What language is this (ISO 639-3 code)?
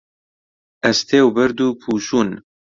ckb